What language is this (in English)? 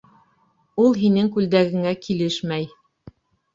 Bashkir